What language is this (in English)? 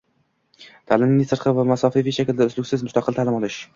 Uzbek